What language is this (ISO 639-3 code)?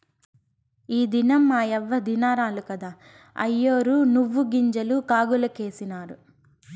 tel